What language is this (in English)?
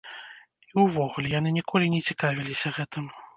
Belarusian